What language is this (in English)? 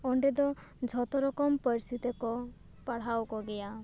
Santali